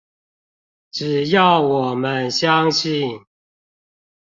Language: Chinese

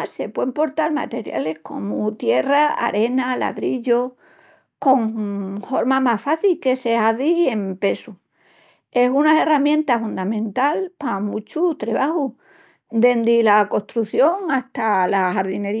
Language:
Extremaduran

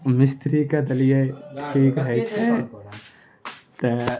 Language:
Maithili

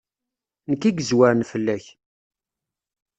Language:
Kabyle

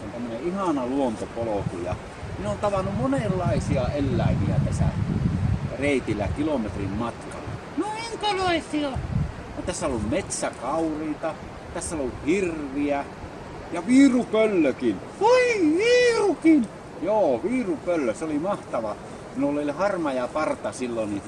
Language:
Finnish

